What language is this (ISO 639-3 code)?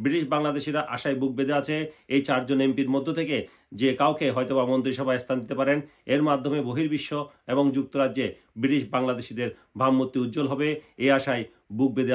ben